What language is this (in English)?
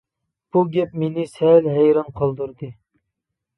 Uyghur